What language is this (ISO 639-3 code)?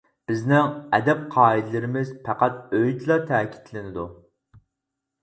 uig